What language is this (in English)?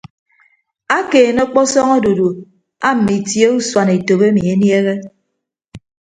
Ibibio